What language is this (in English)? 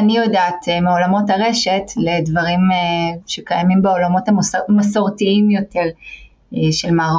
Hebrew